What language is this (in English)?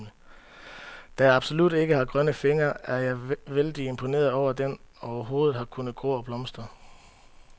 Danish